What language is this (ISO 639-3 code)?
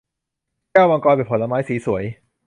tha